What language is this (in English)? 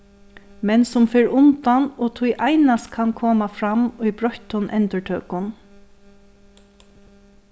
Faroese